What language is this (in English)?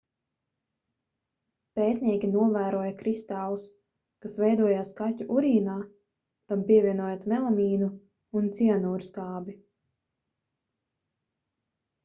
Latvian